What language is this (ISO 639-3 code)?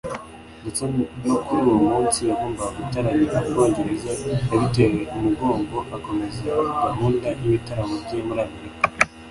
kin